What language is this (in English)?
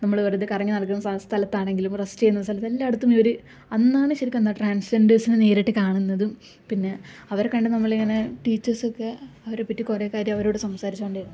Malayalam